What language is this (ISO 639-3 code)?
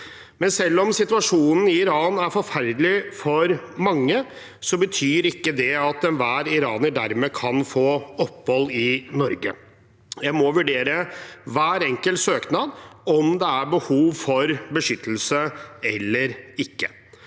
nor